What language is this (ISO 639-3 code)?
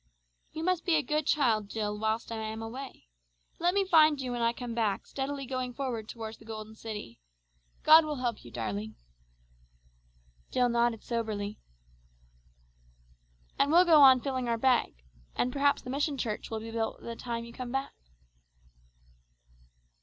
eng